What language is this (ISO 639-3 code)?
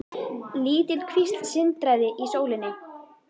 isl